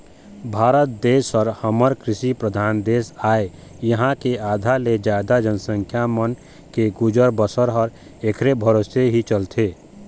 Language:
Chhattisgarhi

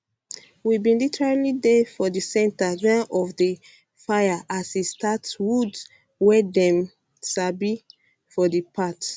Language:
Nigerian Pidgin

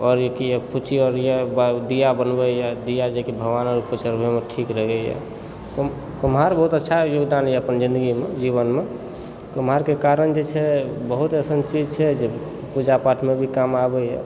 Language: Maithili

